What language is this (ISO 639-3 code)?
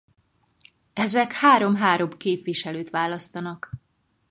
hun